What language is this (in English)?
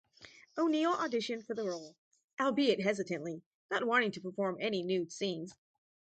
English